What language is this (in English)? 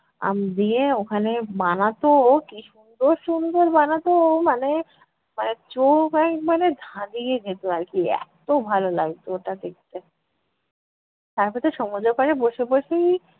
Bangla